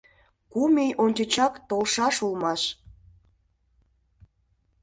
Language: Mari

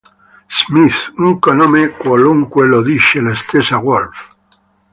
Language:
Italian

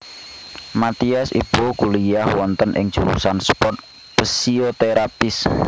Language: Javanese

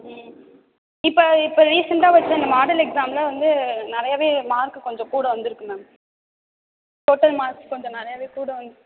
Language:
Tamil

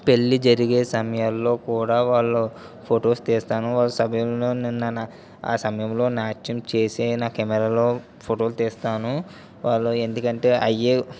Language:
Telugu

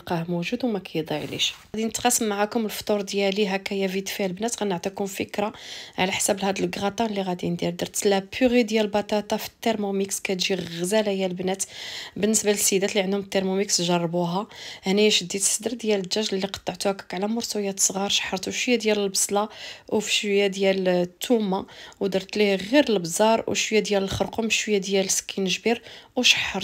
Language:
Arabic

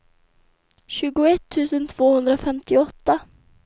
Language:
Swedish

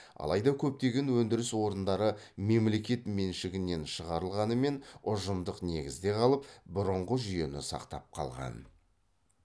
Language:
Kazakh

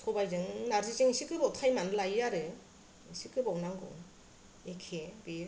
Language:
Bodo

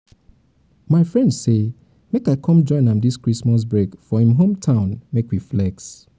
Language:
Nigerian Pidgin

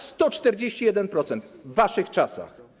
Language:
Polish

